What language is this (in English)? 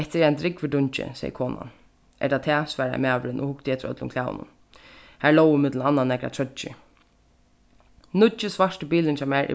Faroese